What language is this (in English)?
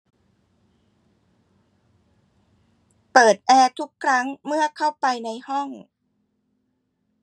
Thai